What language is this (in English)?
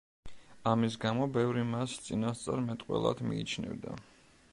Georgian